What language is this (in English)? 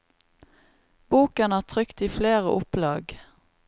Norwegian